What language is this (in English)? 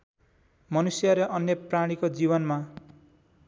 Nepali